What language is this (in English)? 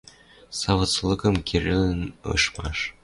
Western Mari